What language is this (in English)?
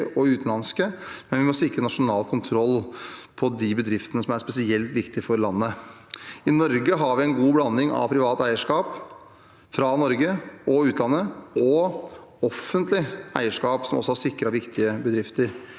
Norwegian